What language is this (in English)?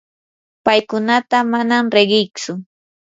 Yanahuanca Pasco Quechua